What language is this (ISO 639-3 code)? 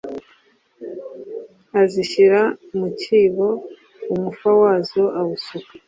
kin